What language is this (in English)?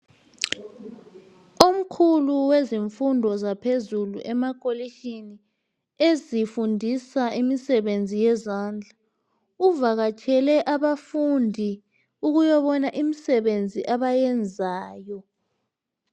North Ndebele